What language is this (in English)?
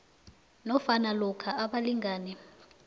South Ndebele